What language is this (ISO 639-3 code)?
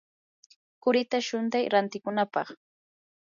qur